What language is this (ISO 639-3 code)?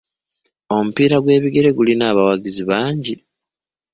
lug